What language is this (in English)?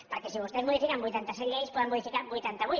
Catalan